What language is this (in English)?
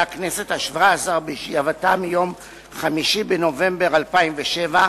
Hebrew